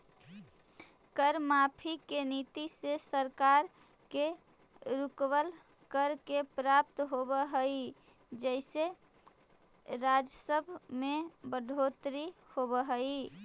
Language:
Magahi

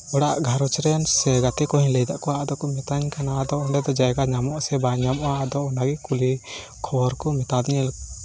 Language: Santali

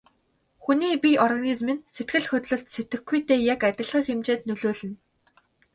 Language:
Mongolian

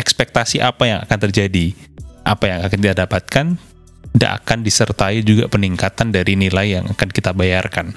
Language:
Indonesian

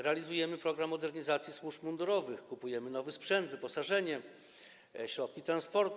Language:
Polish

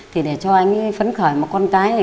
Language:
Vietnamese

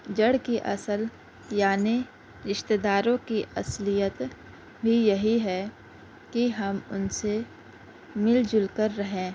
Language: Urdu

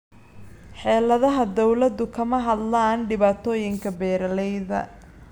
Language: Somali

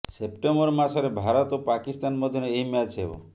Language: Odia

